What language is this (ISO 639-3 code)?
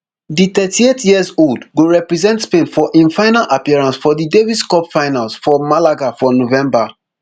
pcm